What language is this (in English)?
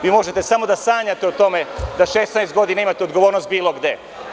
Serbian